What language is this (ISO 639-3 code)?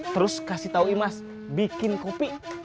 ind